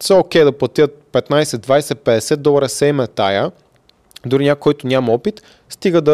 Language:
Bulgarian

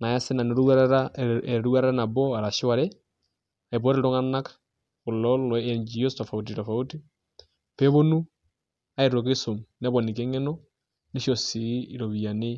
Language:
Masai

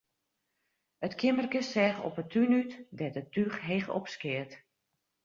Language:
Western Frisian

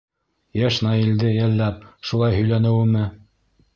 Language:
Bashkir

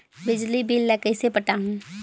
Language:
Chhattisgarhi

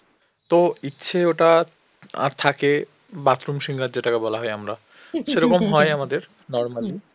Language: Bangla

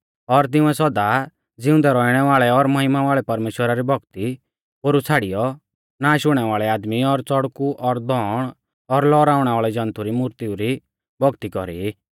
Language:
Mahasu Pahari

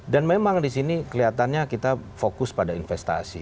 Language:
Indonesian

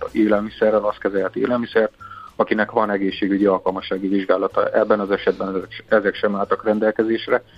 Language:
Hungarian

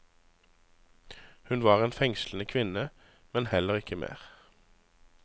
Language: Norwegian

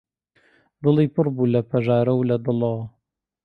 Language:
Central Kurdish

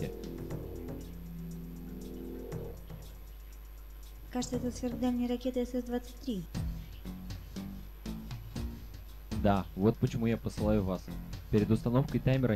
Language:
Russian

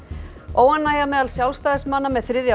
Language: Icelandic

